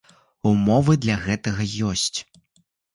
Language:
Belarusian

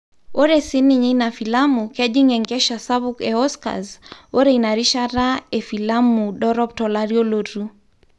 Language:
Masai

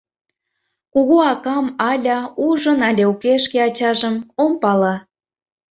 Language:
Mari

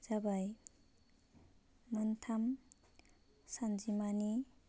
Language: Bodo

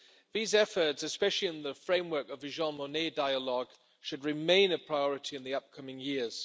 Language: English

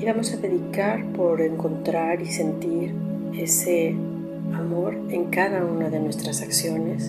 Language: Spanish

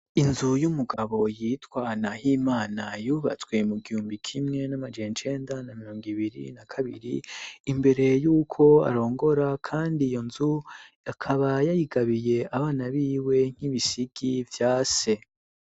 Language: Rundi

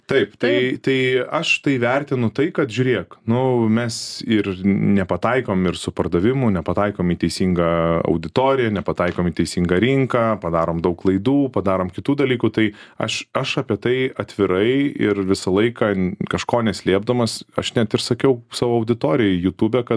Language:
Lithuanian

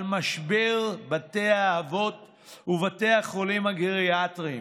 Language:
Hebrew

